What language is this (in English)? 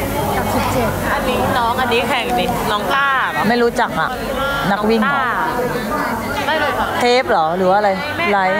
Thai